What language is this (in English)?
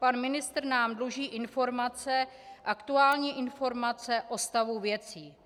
Czech